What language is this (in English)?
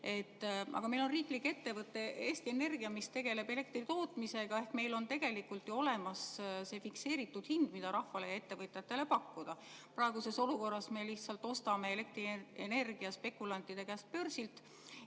Estonian